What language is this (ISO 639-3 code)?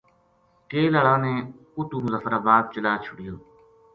gju